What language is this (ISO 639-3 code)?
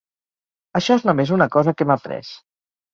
cat